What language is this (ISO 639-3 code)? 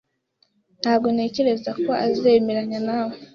kin